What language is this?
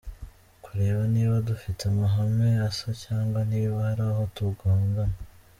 Kinyarwanda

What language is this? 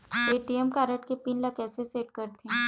Chhattisgarhi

